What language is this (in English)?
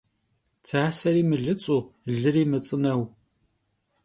Kabardian